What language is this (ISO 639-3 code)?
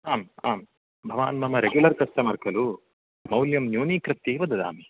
san